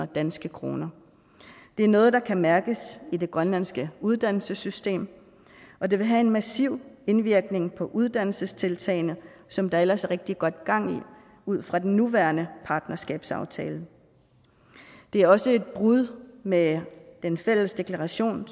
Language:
Danish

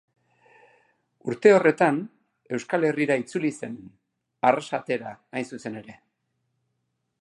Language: Basque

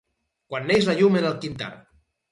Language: Catalan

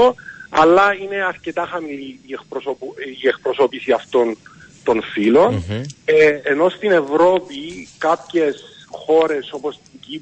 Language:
Greek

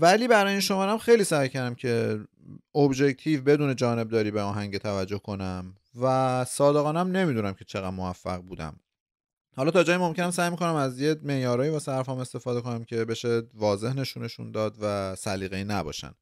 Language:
Persian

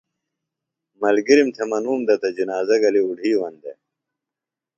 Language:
Phalura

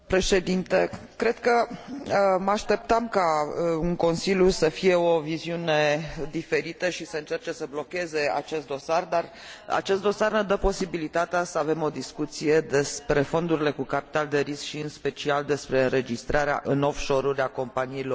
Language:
Romanian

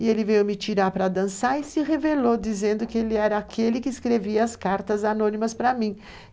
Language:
Portuguese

